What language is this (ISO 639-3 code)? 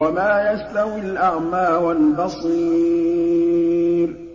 ara